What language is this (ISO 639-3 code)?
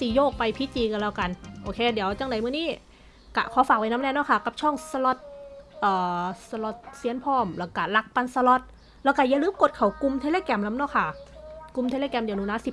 tha